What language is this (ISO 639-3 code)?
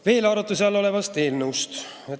est